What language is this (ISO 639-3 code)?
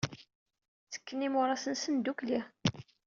kab